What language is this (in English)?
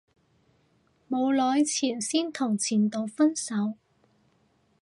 Cantonese